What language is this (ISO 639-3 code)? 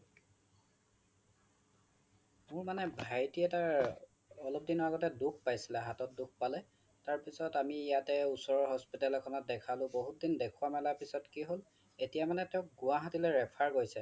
asm